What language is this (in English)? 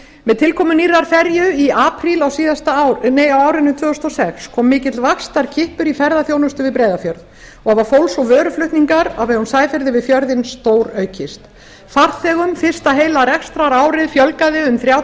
Icelandic